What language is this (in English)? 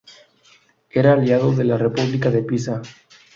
Spanish